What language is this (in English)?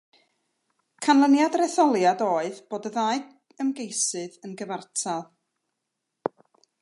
Welsh